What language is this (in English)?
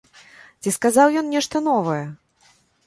Belarusian